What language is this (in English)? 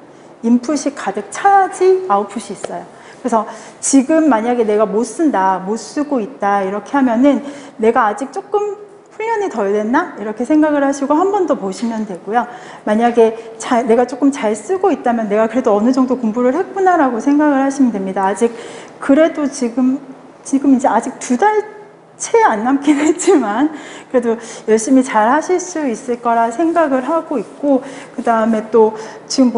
Korean